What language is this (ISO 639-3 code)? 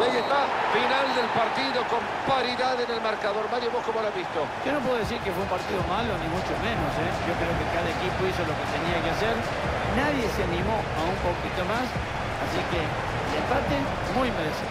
spa